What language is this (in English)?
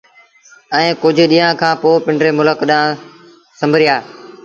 Sindhi Bhil